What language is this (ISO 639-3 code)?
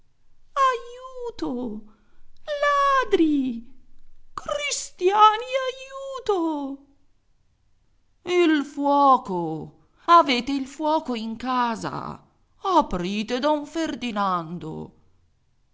ita